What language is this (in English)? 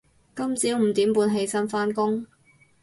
Cantonese